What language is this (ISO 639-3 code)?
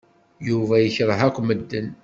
kab